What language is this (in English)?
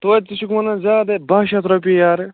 Kashmiri